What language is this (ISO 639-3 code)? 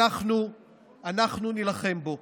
heb